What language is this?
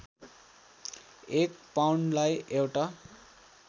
Nepali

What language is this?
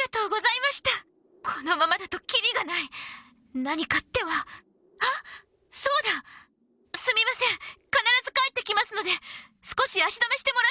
Japanese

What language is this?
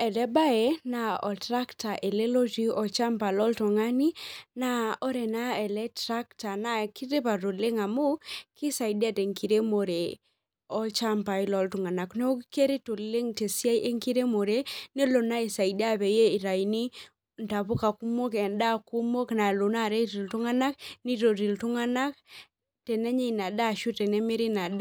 Masai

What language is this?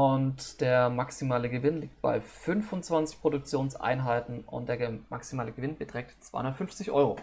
German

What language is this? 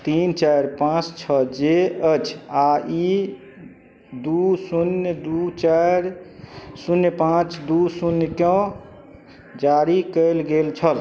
Maithili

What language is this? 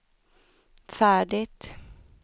Swedish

